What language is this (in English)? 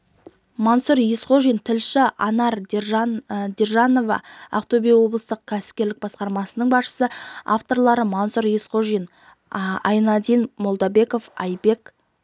Kazakh